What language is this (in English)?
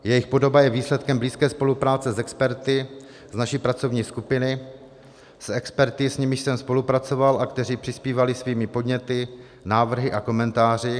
Czech